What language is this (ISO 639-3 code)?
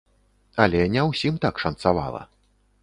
bel